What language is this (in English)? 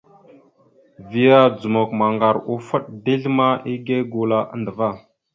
Mada (Cameroon)